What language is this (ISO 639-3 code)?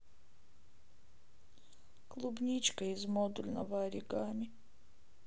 rus